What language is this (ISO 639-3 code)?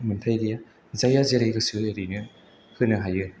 brx